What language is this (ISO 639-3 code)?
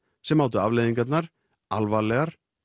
isl